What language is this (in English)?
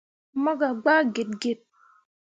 Mundang